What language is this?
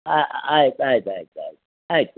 Kannada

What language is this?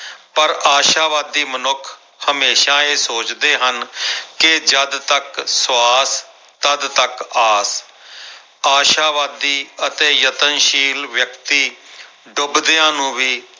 Punjabi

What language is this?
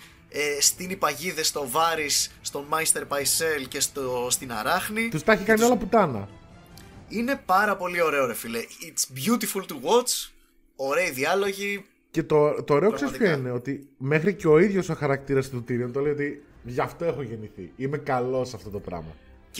Greek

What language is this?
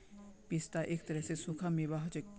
Magahi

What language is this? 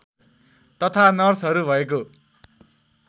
Nepali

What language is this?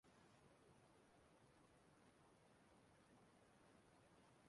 Igbo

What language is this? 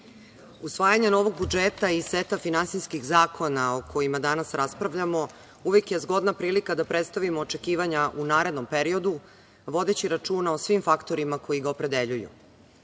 Serbian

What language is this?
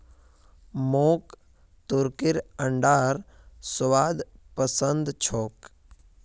Magahi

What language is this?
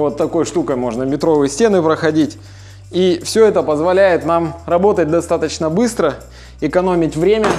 Russian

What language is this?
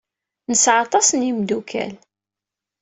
Kabyle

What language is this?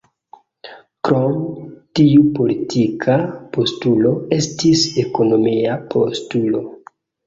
Esperanto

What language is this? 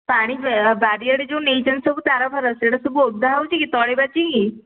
Odia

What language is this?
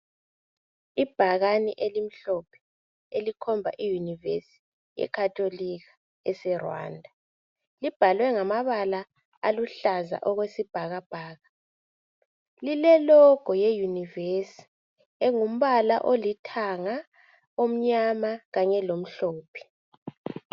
North Ndebele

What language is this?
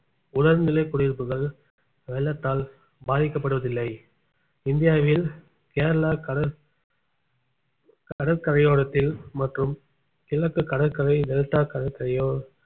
Tamil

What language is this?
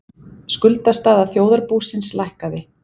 Icelandic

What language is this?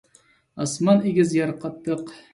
Uyghur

